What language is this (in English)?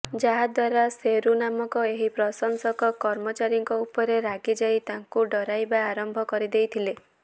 Odia